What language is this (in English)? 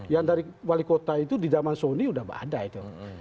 Indonesian